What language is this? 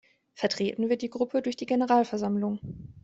German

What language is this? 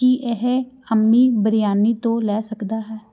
Punjabi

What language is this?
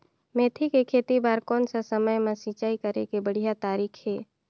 Chhattisgarhi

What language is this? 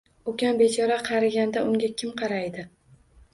Uzbek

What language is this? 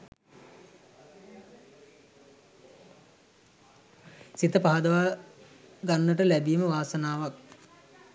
Sinhala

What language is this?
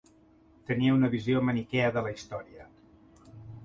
Catalan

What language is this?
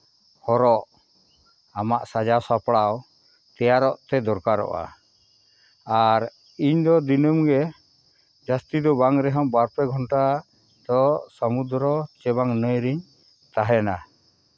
Santali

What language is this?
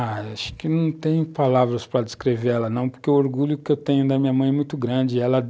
Portuguese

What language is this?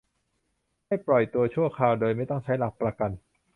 Thai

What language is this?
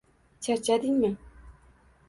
Uzbek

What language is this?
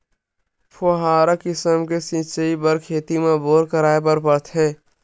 Chhattisgarhi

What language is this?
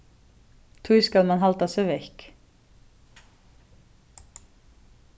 Faroese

